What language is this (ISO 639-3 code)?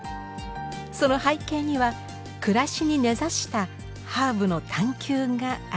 jpn